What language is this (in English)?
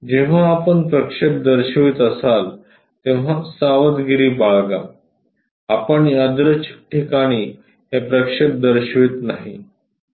Marathi